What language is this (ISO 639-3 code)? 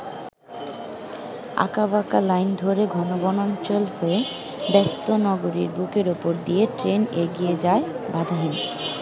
ben